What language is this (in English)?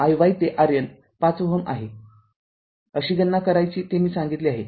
Marathi